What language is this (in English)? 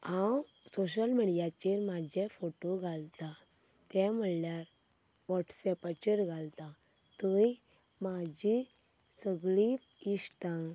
Konkani